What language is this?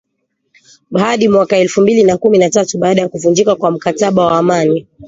Swahili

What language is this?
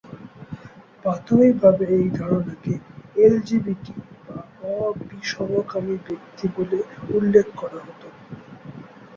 Bangla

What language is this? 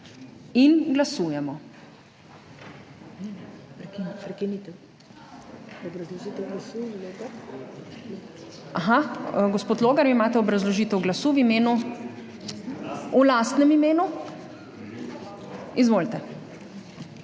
Slovenian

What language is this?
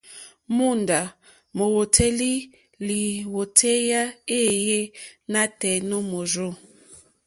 Mokpwe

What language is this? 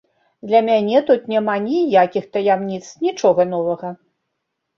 Belarusian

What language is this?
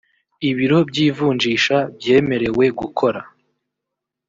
Kinyarwanda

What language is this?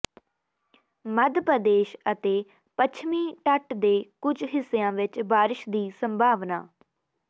Punjabi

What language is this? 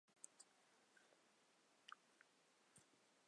Chinese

